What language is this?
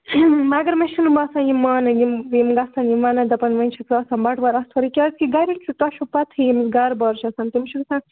Kashmiri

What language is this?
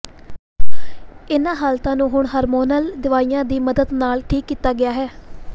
Punjabi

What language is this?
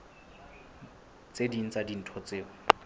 Southern Sotho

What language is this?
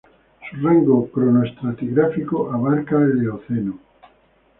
Spanish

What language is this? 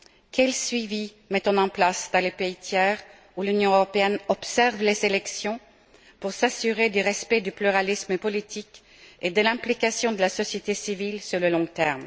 French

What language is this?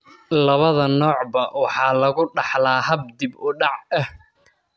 Somali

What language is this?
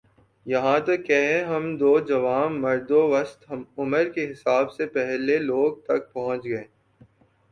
Urdu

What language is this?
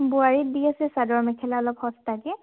Assamese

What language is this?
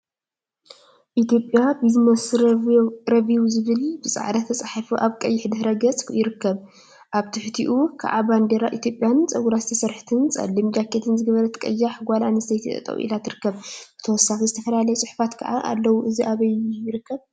Tigrinya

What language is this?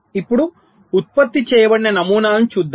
Telugu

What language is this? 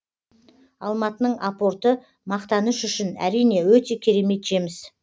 Kazakh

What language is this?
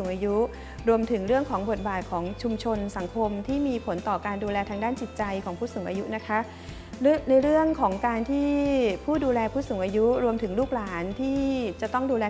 Thai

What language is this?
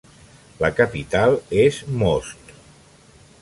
Catalan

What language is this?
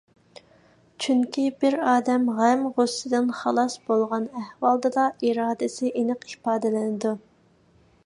Uyghur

